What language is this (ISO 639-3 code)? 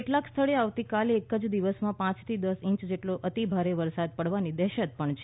guj